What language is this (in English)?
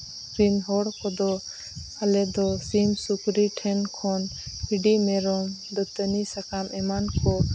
Santali